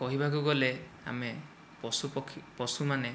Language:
Odia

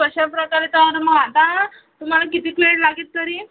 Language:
Marathi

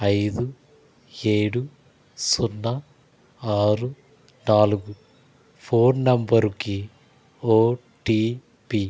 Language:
Telugu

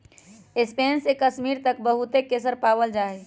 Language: Magahi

